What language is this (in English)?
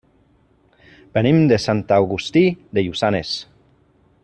Catalan